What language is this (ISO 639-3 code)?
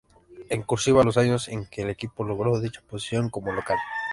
spa